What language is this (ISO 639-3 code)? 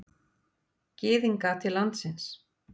isl